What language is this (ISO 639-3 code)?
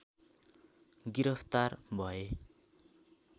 nep